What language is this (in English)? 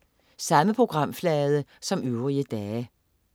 Danish